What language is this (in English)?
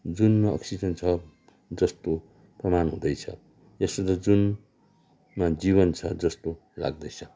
Nepali